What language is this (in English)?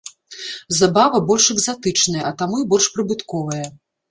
Belarusian